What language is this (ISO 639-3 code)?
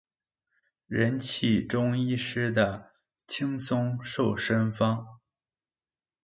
zho